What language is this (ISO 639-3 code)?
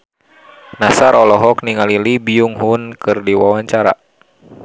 sun